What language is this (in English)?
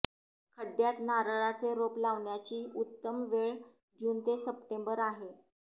Marathi